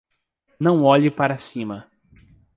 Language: Portuguese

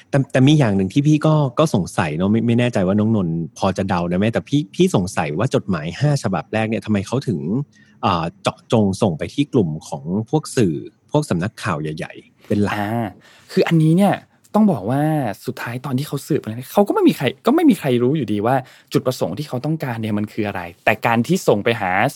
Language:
Thai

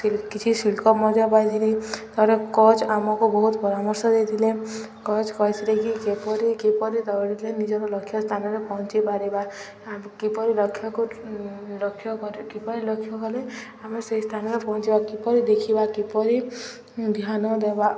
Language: Odia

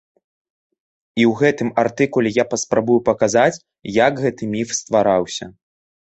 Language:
Belarusian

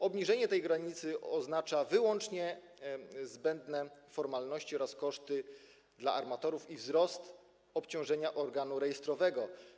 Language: Polish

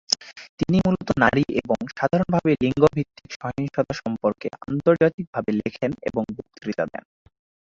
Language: Bangla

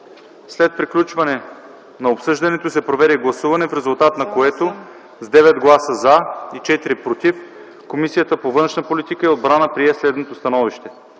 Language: Bulgarian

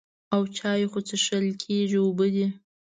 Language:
Pashto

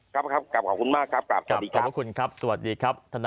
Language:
Thai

